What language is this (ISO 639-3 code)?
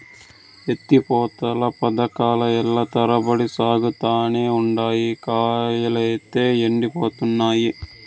tel